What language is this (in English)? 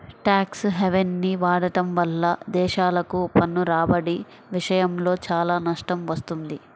Telugu